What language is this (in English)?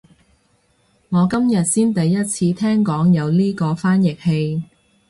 Cantonese